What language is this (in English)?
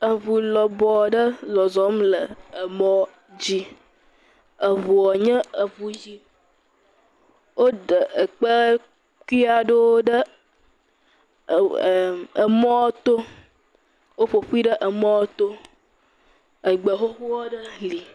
Ewe